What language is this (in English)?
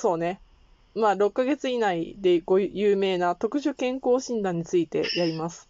Japanese